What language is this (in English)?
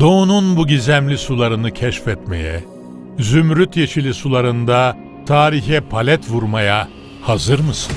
Turkish